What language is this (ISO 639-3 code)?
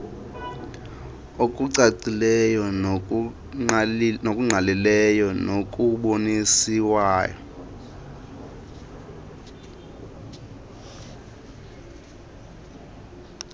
xho